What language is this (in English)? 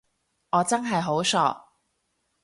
Cantonese